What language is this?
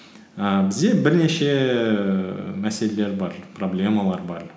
Kazakh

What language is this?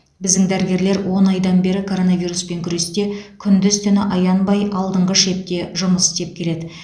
Kazakh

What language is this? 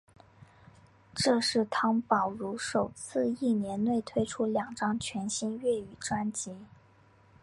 Chinese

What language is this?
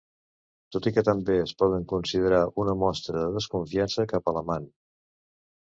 Catalan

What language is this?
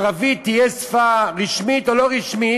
Hebrew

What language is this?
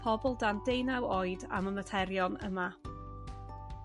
Welsh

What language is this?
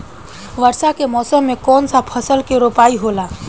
Bhojpuri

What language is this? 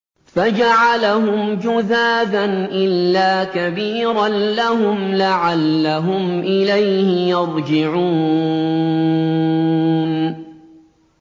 Arabic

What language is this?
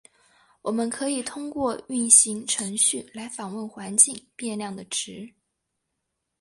Chinese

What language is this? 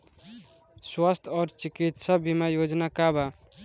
Bhojpuri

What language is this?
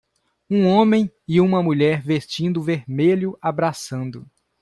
Portuguese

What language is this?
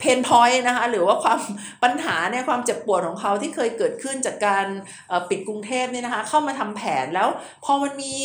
Thai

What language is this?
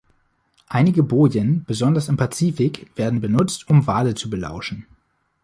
German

